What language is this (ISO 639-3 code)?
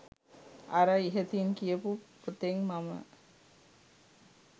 sin